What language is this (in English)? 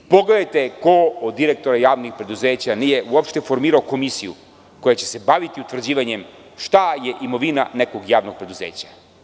Serbian